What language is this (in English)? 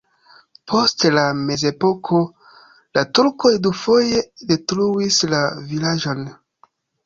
Esperanto